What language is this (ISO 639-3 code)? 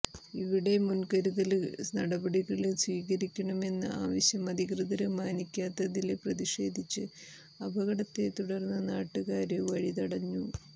mal